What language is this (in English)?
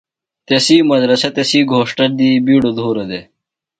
Phalura